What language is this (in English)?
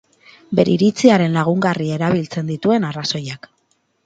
Basque